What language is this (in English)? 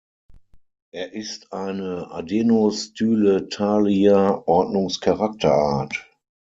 German